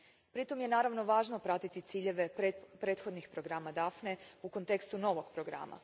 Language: Croatian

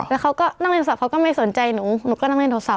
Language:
Thai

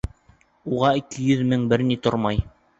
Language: Bashkir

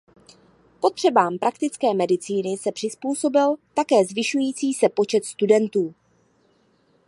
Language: Czech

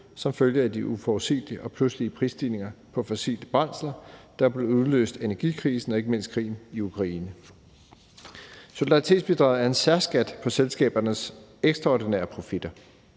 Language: Danish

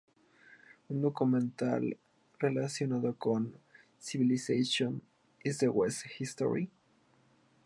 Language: Spanish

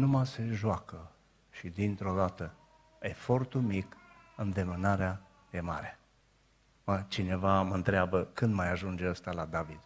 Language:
Romanian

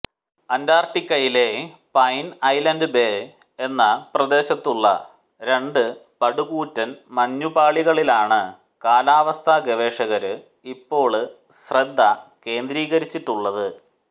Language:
Malayalam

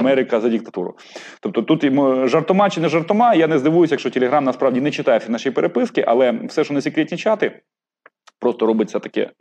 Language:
Ukrainian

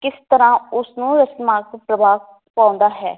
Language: Punjabi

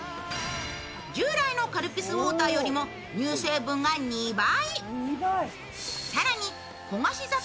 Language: Japanese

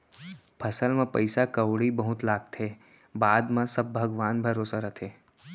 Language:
Chhattisgarhi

